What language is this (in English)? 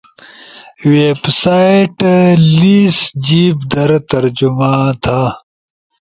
Ushojo